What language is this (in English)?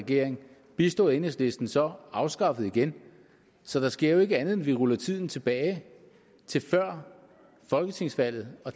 Danish